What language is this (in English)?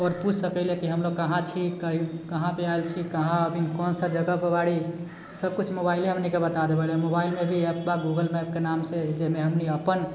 Maithili